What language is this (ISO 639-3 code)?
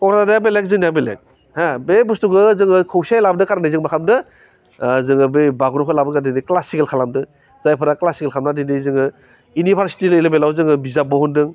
brx